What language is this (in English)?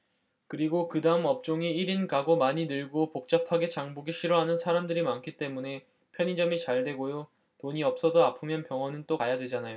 Korean